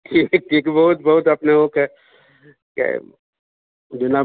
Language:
Maithili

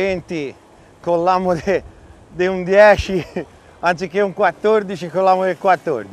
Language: Italian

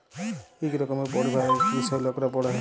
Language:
Bangla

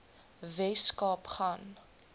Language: Afrikaans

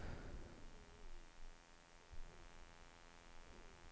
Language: Danish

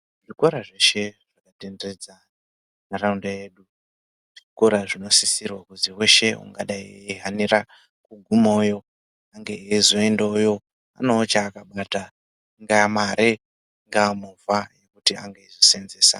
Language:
Ndau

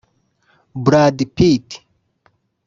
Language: Kinyarwanda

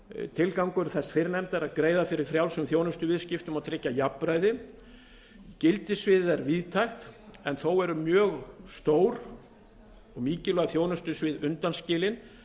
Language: Icelandic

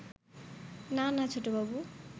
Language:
Bangla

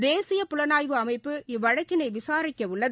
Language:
Tamil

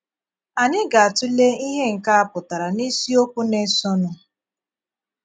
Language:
Igbo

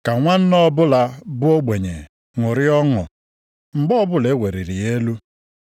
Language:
Igbo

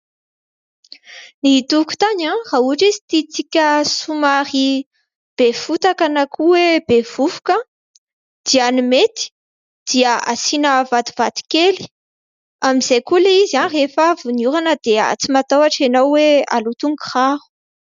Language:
Malagasy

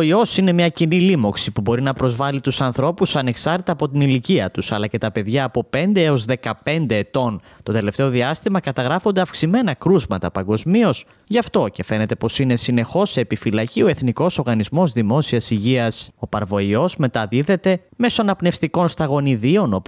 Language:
Greek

